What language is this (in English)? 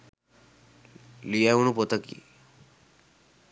Sinhala